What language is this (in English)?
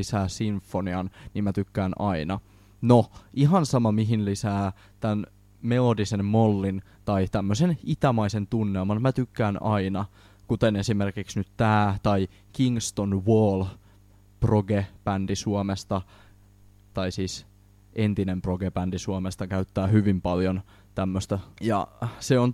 Finnish